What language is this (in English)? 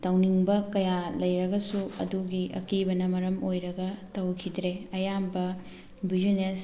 Manipuri